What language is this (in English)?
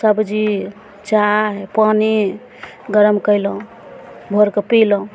Maithili